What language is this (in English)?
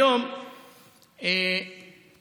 Hebrew